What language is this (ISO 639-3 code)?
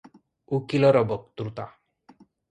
ori